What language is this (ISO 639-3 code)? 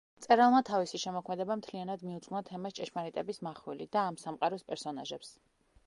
kat